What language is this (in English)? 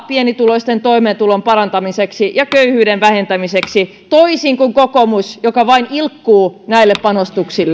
Finnish